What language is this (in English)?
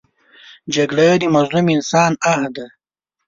Pashto